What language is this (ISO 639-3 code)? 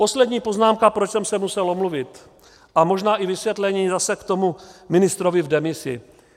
ces